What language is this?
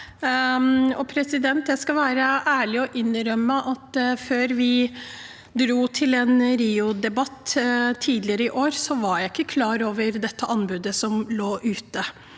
Norwegian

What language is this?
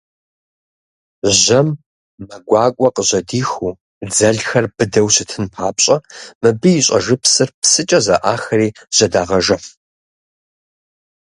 Kabardian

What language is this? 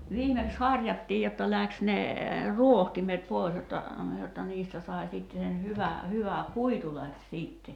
Finnish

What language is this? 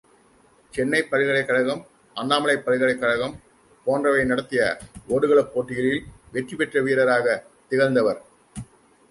Tamil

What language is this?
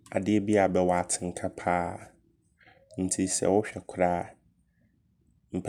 Abron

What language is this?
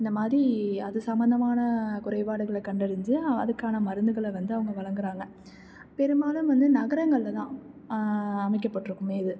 Tamil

